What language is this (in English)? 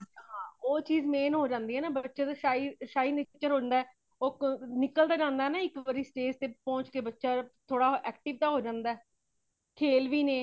Punjabi